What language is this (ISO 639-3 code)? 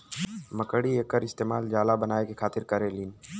bho